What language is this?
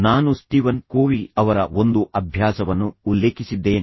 Kannada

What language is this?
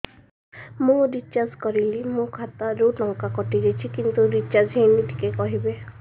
Odia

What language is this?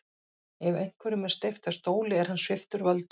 Icelandic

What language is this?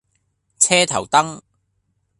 Cantonese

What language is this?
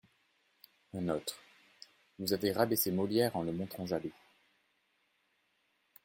French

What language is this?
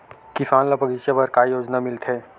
Chhattisgarhi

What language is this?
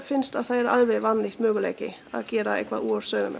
Icelandic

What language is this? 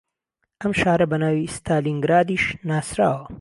Central Kurdish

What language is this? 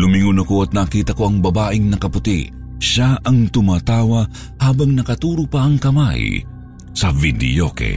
Filipino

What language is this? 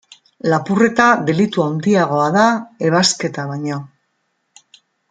Basque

